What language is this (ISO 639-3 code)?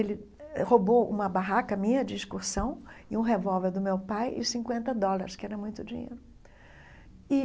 por